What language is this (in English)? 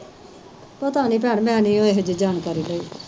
Punjabi